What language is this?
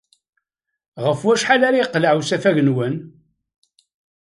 Kabyle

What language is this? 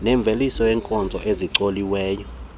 Xhosa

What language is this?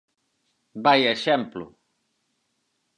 Galician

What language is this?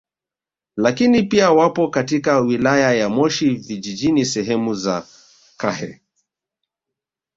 Swahili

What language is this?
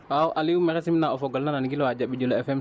Wolof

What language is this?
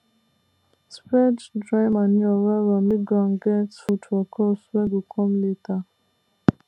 Nigerian Pidgin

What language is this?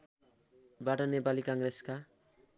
Nepali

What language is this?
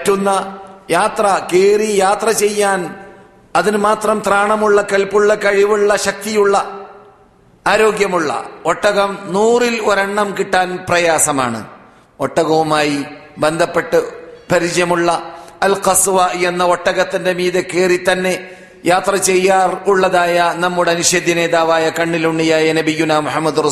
Malayalam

